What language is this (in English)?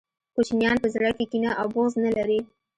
Pashto